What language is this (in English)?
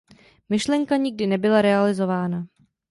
Czech